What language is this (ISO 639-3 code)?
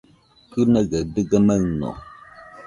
hux